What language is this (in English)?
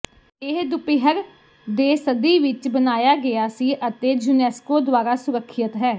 Punjabi